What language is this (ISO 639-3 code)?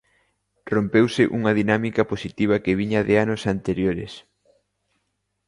glg